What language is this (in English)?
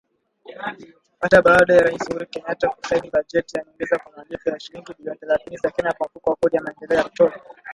Swahili